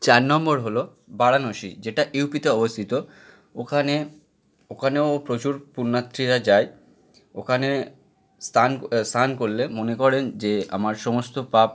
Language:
Bangla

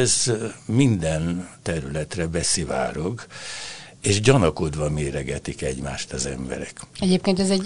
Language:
Hungarian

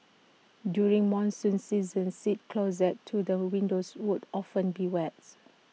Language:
English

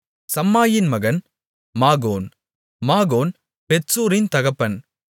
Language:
Tamil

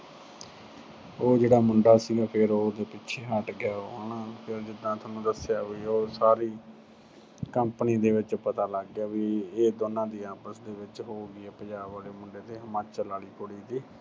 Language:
Punjabi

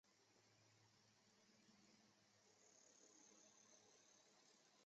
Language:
Chinese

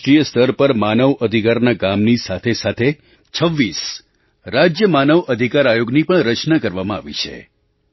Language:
Gujarati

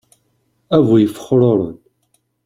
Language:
Kabyle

